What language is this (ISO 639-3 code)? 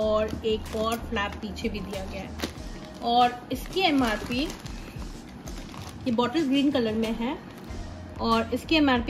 hin